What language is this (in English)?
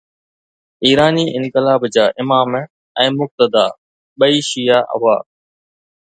Sindhi